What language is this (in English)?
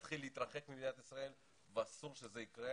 Hebrew